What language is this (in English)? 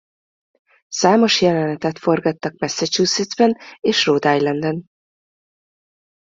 Hungarian